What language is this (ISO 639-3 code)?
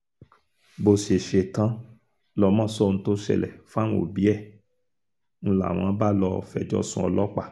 yor